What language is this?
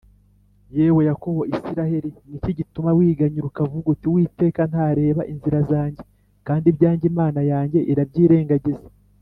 Kinyarwanda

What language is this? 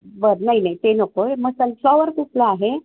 Marathi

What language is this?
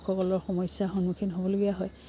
Assamese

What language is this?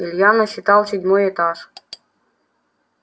Russian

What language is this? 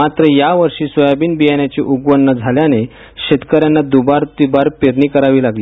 Marathi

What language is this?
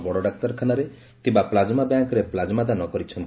Odia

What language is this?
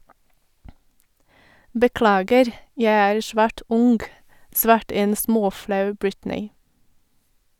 Norwegian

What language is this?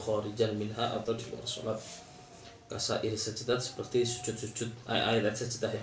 Malay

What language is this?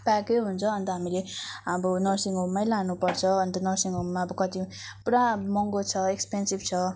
Nepali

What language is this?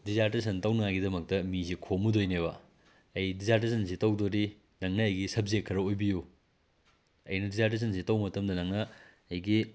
Manipuri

